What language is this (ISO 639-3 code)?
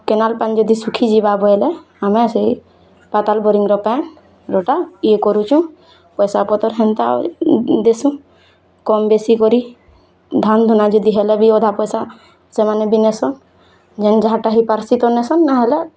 ori